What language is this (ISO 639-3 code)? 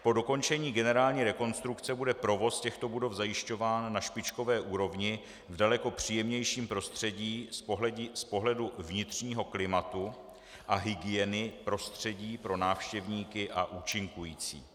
ces